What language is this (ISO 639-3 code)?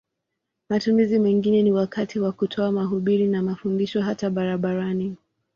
swa